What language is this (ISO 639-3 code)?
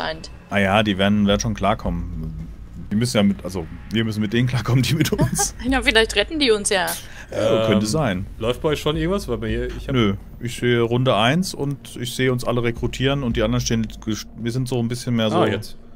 deu